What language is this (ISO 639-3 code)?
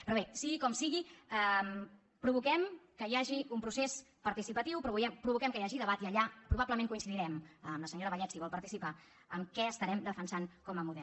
cat